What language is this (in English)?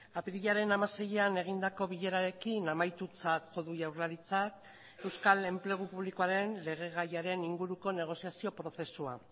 Basque